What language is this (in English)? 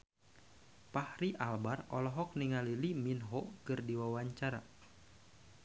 Sundanese